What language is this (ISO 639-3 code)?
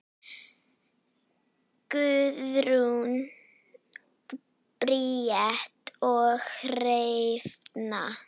isl